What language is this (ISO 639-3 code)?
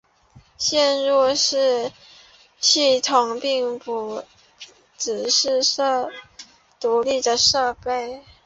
zho